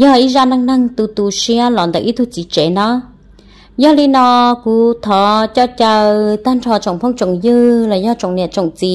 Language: Vietnamese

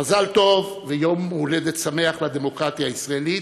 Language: Hebrew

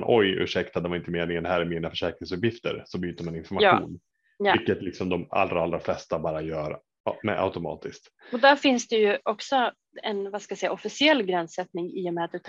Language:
Swedish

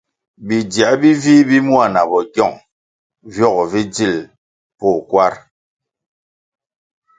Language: Kwasio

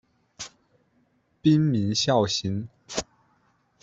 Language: Chinese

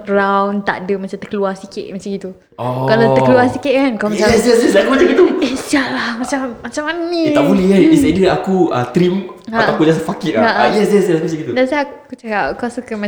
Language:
Malay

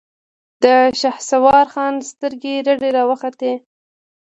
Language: Pashto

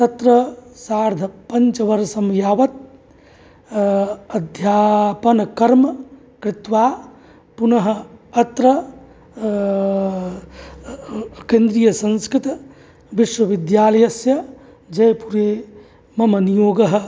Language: Sanskrit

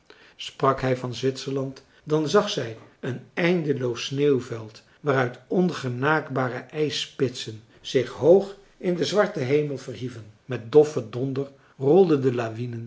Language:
Dutch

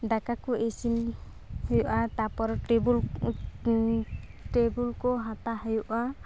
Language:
Santali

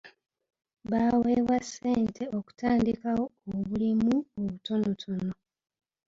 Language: Ganda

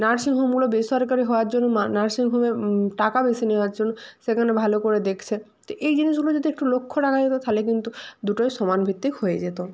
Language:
Bangla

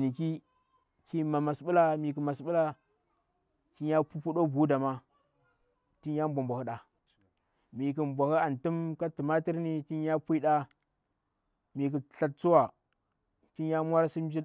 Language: Bura-Pabir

